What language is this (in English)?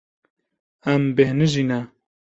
Kurdish